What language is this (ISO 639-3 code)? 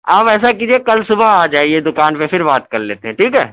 urd